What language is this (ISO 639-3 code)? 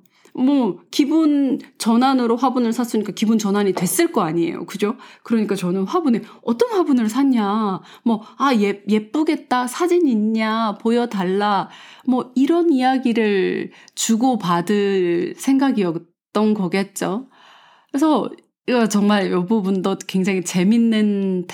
kor